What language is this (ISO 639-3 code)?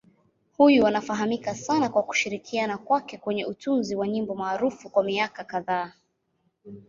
swa